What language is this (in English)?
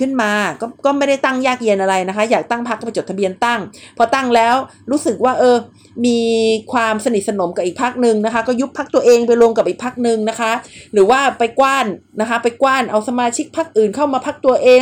Thai